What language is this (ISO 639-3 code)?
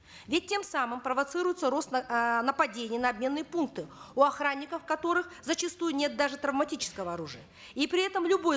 kaz